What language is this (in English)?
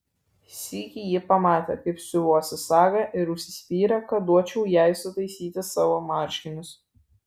Lithuanian